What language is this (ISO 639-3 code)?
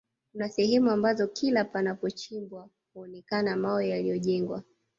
swa